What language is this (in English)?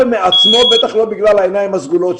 Hebrew